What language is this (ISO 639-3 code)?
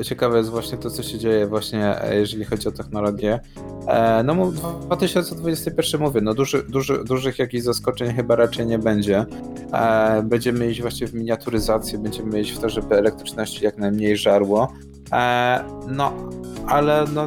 pol